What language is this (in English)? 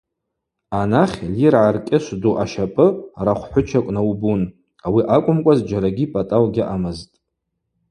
Abaza